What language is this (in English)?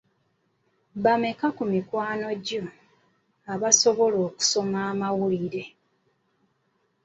Ganda